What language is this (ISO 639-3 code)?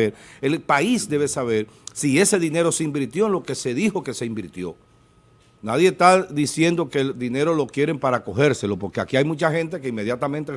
spa